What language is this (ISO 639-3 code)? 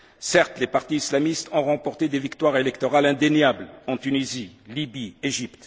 fra